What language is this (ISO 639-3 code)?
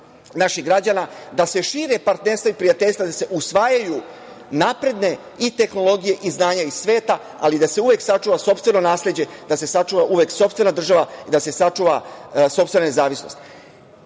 srp